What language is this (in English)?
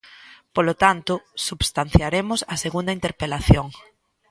Galician